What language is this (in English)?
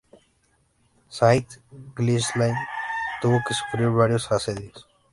Spanish